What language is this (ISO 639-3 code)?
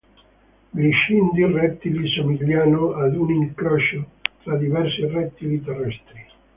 ita